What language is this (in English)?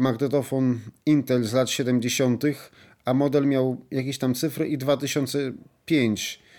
Polish